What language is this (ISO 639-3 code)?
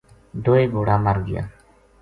gju